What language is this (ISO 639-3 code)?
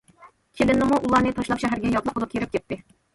uig